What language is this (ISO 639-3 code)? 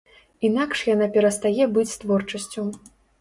bel